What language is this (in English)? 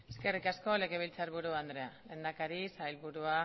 Basque